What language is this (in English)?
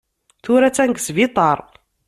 Kabyle